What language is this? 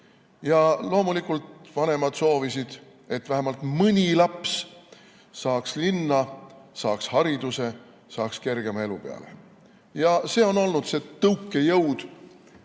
Estonian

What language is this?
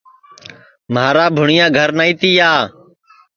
Sansi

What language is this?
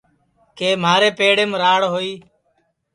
Sansi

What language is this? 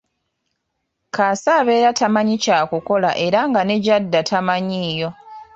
Ganda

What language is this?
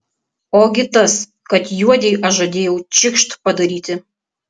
Lithuanian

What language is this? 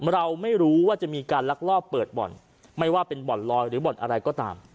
Thai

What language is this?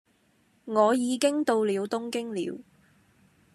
Cantonese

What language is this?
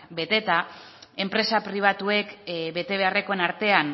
Basque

